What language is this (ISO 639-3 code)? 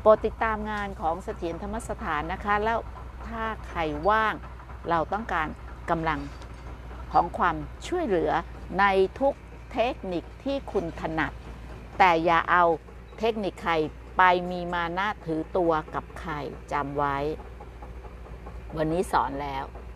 tha